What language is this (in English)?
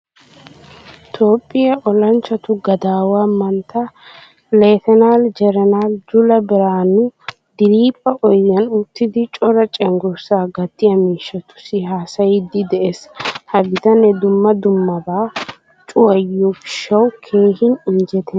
Wolaytta